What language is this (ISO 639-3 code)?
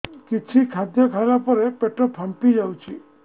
ori